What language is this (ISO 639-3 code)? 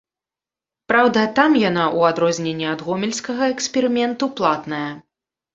bel